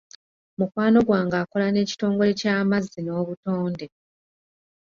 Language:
Ganda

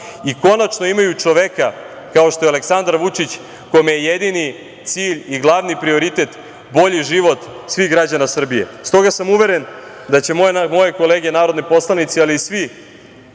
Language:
Serbian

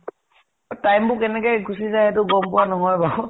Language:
Assamese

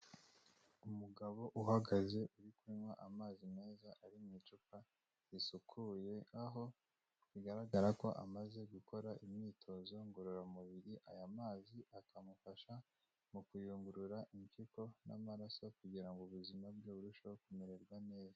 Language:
Kinyarwanda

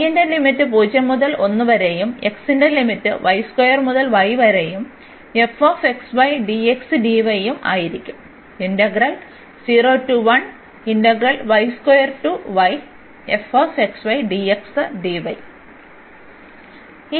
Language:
Malayalam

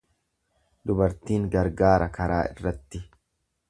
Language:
Oromo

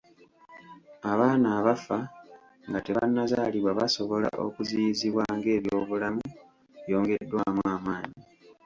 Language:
Ganda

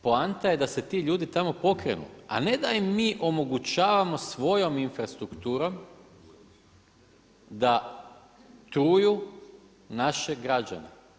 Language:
Croatian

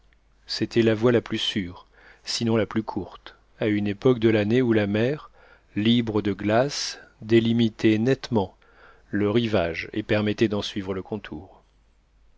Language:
French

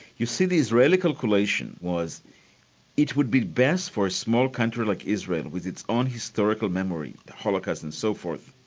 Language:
English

